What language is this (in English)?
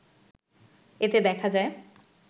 Bangla